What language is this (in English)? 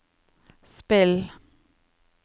Norwegian